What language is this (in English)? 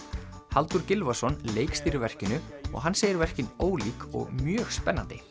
Icelandic